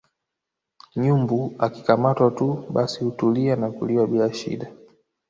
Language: Swahili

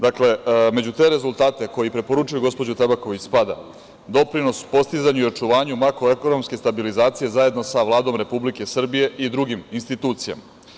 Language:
Serbian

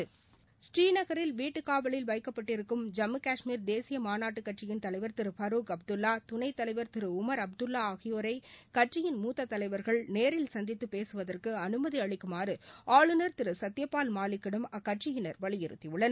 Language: Tamil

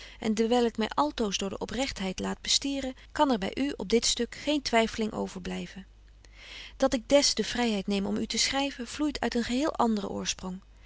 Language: Dutch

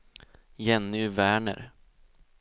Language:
Swedish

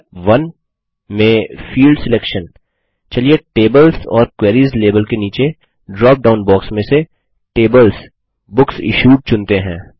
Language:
Hindi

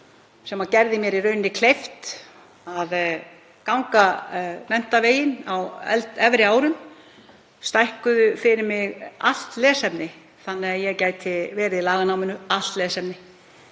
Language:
Icelandic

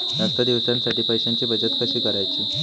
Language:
Marathi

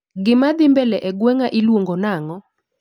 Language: Luo (Kenya and Tanzania)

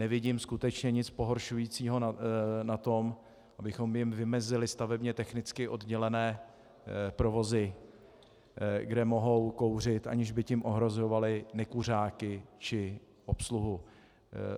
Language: Czech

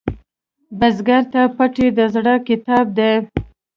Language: Pashto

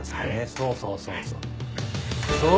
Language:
Japanese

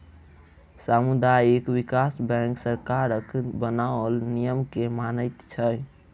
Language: Maithili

